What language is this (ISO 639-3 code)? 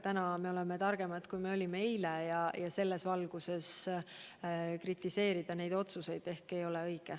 est